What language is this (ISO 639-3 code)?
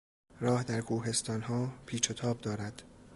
fas